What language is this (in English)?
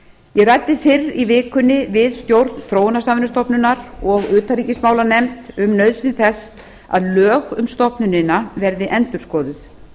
Icelandic